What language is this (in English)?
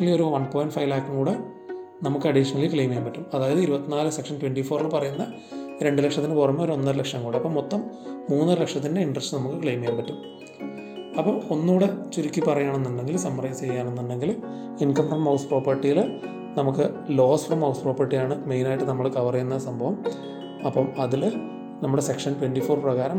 Malayalam